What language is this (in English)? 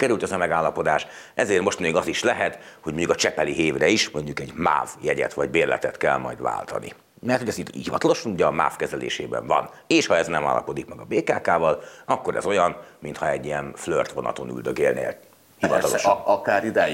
Hungarian